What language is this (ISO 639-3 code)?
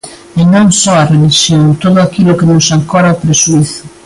glg